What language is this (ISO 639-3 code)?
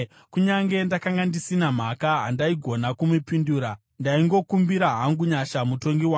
sna